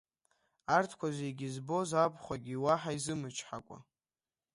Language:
Abkhazian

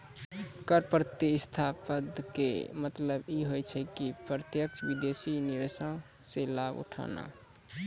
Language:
Maithili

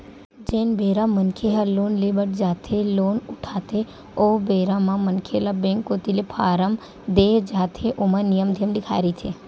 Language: Chhattisgarhi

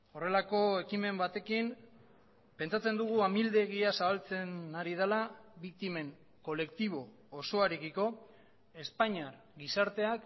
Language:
Basque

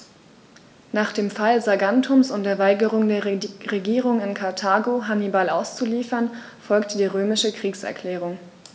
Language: German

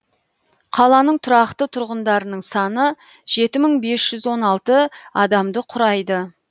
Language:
Kazakh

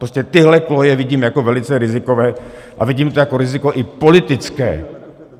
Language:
Czech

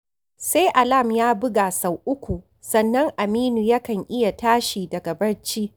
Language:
Hausa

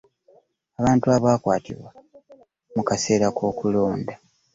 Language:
Ganda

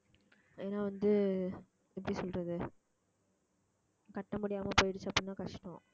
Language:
Tamil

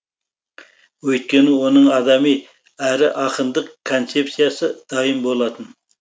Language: Kazakh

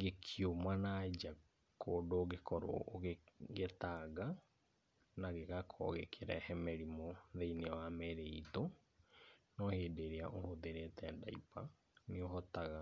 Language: Kikuyu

